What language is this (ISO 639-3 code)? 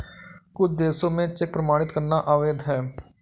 hin